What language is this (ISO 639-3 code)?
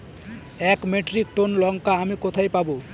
ben